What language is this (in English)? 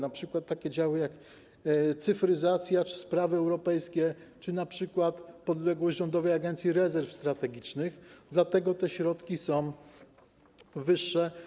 Polish